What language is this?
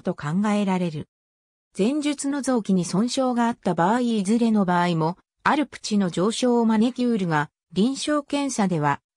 Japanese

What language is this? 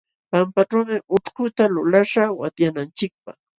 Jauja Wanca Quechua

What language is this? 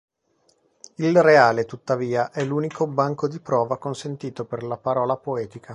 Italian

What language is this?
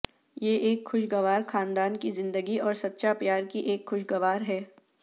Urdu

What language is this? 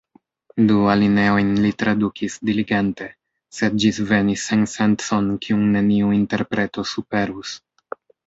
Esperanto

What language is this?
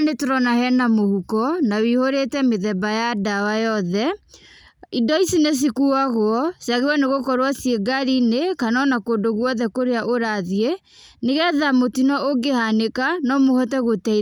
Kikuyu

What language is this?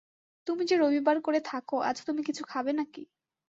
Bangla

